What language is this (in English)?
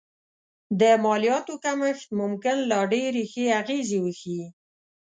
Pashto